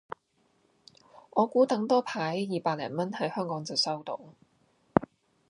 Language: Cantonese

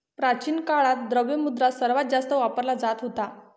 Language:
Marathi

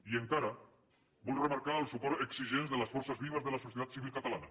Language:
Catalan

